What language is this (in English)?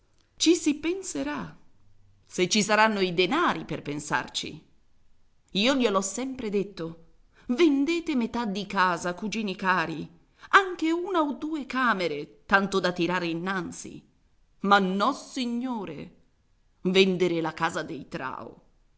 Italian